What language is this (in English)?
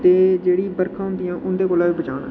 Dogri